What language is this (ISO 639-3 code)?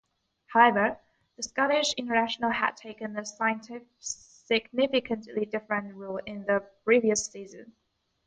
eng